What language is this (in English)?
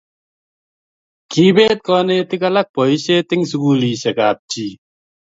Kalenjin